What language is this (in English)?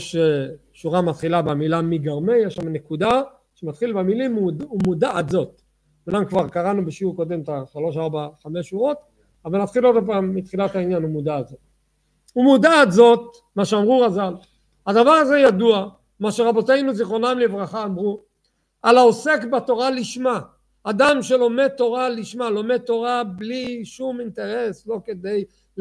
Hebrew